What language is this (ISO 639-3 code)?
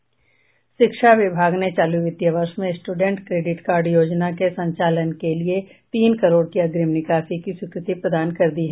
hin